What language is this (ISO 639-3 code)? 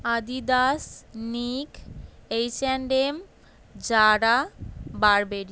ben